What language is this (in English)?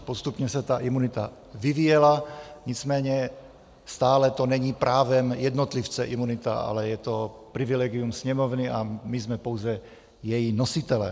Czech